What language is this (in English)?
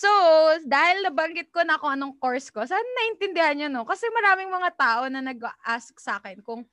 Filipino